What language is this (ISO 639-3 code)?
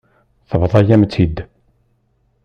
kab